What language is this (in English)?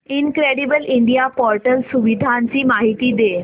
Marathi